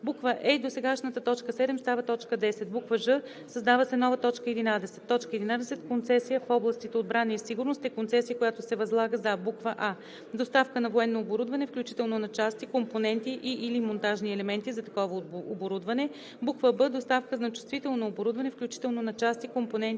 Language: Bulgarian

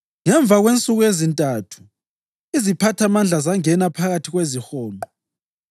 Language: North Ndebele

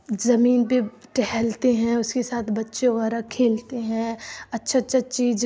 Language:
Urdu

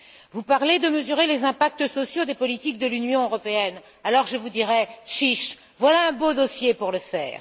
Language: French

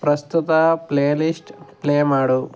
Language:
Kannada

